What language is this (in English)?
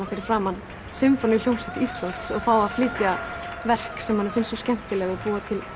Icelandic